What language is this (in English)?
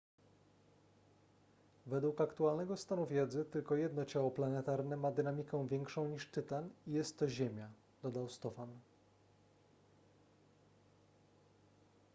Polish